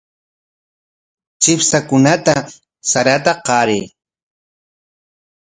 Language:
Corongo Ancash Quechua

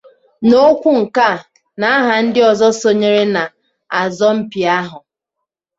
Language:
Igbo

